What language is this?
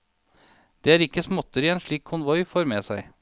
Norwegian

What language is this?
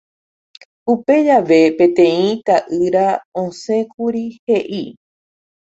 Guarani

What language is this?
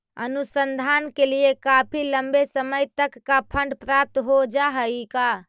Magahi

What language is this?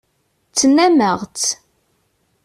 Kabyle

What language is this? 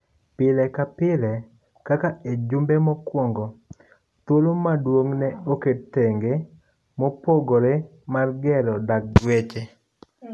Luo (Kenya and Tanzania)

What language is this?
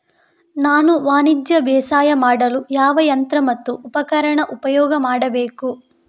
Kannada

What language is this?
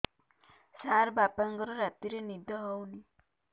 Odia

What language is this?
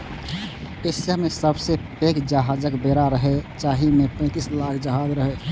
Maithili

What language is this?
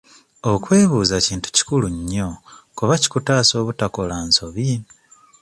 Ganda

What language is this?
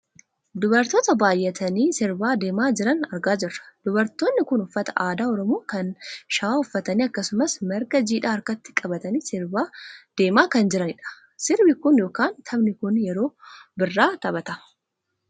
Oromo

